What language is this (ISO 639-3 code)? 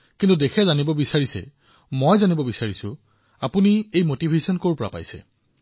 asm